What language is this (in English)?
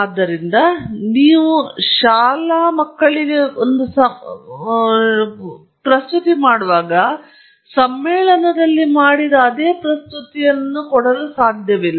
Kannada